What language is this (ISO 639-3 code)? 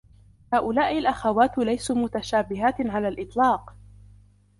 ara